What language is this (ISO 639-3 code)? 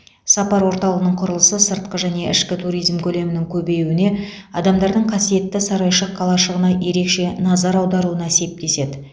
kaz